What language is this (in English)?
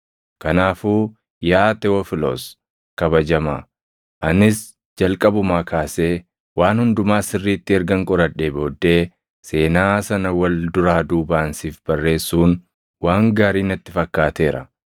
Oromo